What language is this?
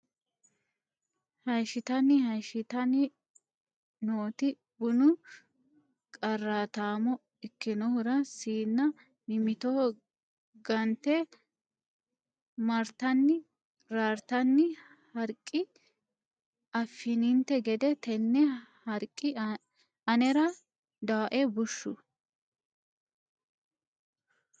Sidamo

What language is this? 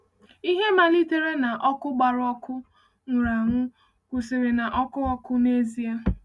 Igbo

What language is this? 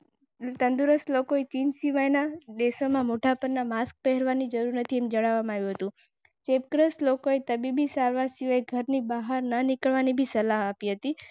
Gujarati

